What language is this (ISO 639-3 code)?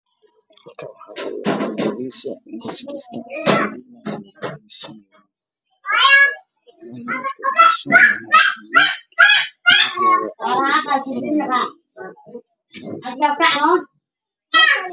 som